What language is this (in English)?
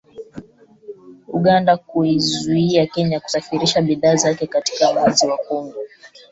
Swahili